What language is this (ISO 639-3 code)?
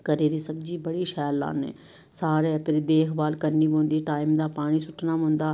doi